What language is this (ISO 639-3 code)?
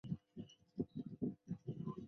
zho